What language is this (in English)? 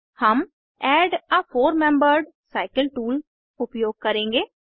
Hindi